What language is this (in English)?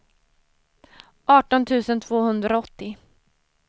Swedish